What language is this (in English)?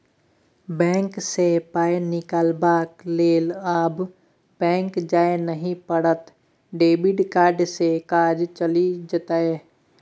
Maithili